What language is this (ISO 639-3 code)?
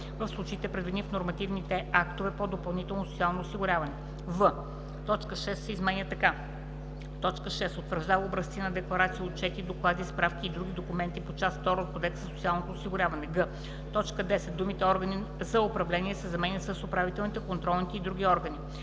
bul